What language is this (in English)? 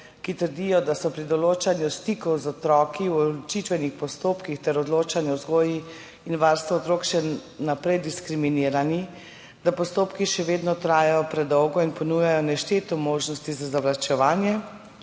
Slovenian